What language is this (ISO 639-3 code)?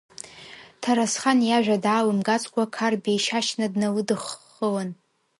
abk